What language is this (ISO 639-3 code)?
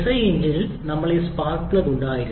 mal